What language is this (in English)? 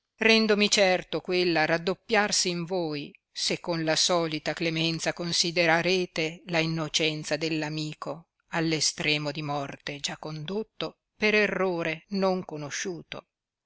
Italian